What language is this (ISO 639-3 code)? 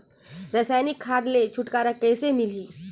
hne